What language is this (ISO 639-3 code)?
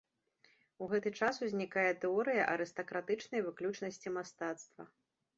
bel